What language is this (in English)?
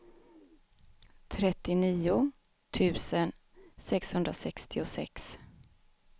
Swedish